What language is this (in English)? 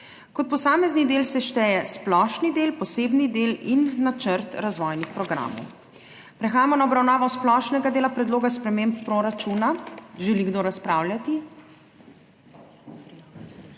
Slovenian